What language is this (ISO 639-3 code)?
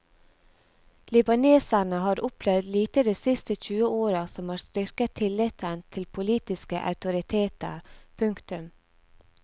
nor